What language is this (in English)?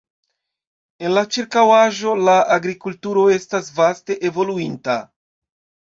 Esperanto